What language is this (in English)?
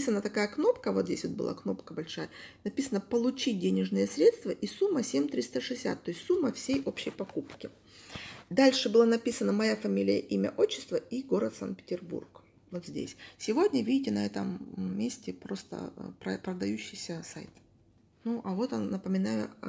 Russian